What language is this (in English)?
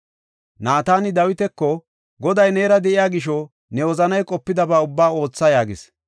Gofa